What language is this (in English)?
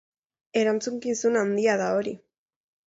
Basque